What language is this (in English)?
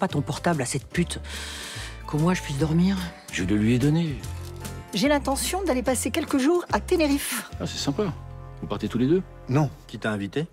French